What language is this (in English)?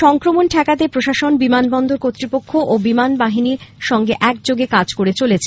Bangla